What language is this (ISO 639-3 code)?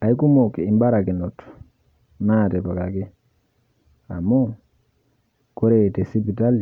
mas